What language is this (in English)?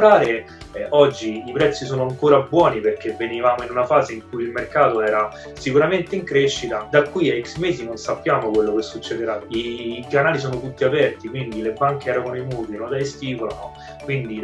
Italian